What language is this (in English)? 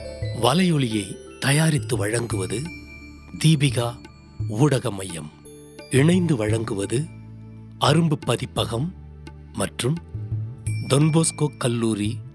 Tamil